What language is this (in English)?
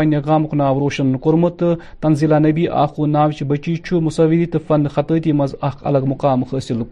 Urdu